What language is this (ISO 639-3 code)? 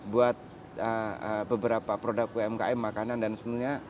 ind